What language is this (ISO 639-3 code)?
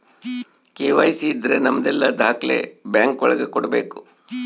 kan